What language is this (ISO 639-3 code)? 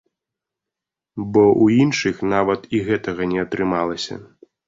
bel